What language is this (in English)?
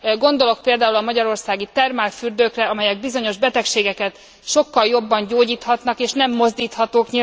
Hungarian